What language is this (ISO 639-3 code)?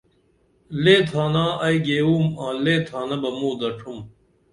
dml